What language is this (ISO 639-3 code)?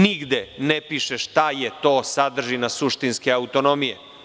srp